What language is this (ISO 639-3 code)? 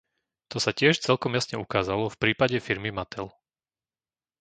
slk